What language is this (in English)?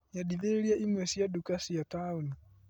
Kikuyu